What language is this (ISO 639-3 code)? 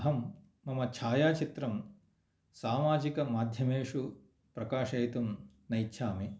san